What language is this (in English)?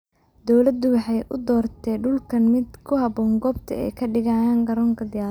Somali